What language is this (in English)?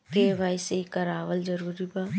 Bhojpuri